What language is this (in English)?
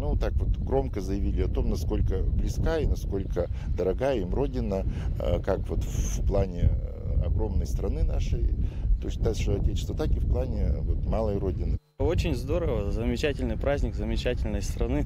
Russian